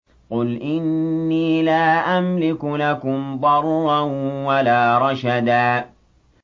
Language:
Arabic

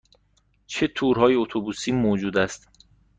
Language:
Persian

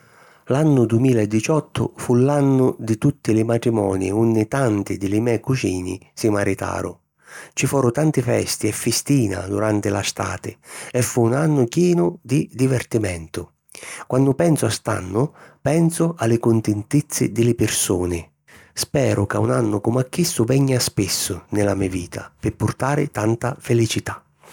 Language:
Sicilian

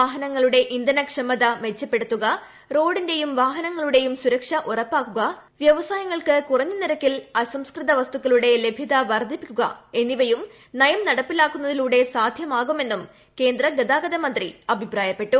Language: Malayalam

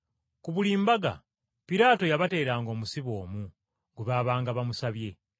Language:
Ganda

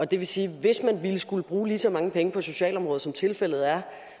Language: Danish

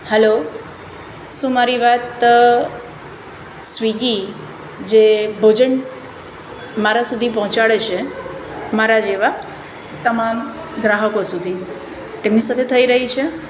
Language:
Gujarati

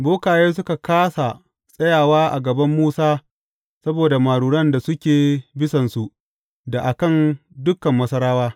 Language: Hausa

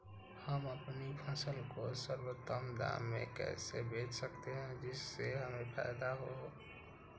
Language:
Magahi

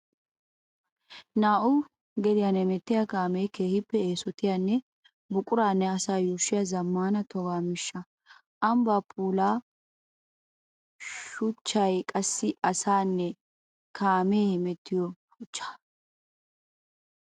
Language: Wolaytta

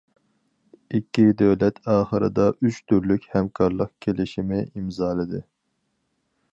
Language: Uyghur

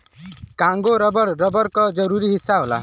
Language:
Bhojpuri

